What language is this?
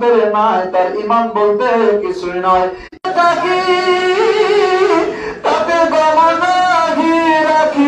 Bangla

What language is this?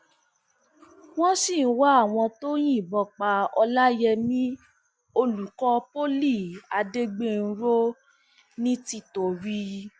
Yoruba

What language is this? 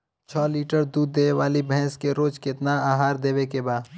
Bhojpuri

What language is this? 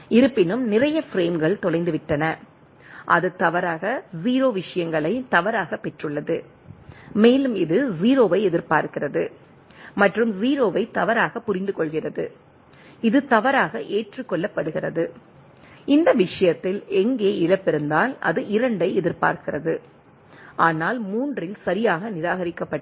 Tamil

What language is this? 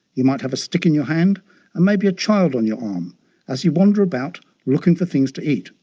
English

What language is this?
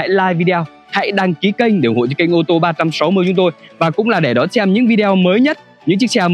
Vietnamese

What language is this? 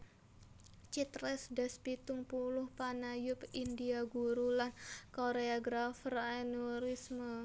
Javanese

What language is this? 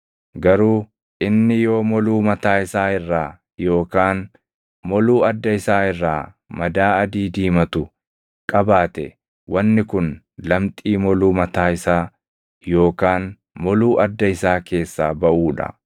Oromo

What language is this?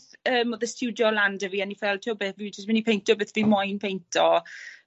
Welsh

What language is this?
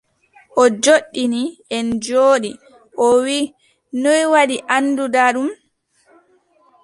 Adamawa Fulfulde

